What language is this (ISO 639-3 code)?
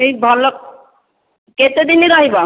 ori